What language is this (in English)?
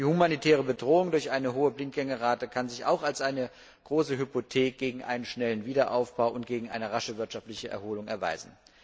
German